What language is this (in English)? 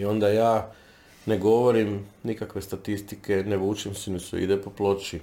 Croatian